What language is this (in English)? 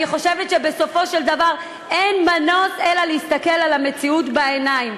Hebrew